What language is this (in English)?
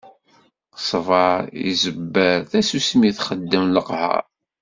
Kabyle